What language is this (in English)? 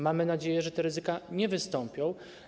Polish